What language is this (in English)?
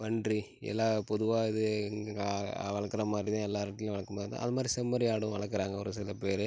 Tamil